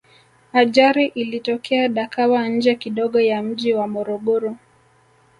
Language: Swahili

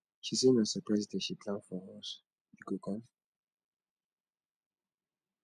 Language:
Nigerian Pidgin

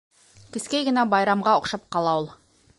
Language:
Bashkir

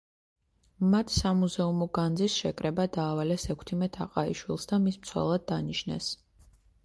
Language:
Georgian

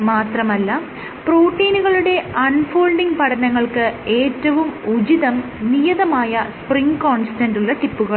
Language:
Malayalam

